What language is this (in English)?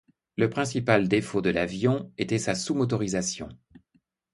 French